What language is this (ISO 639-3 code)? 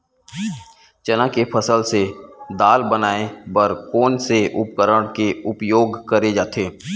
hne